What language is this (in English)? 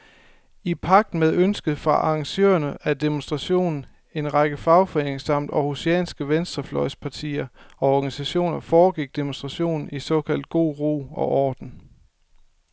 Danish